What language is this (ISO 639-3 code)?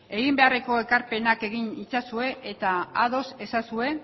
eus